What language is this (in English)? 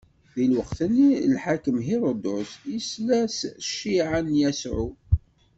Kabyle